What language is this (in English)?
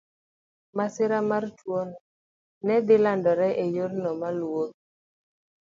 Luo (Kenya and Tanzania)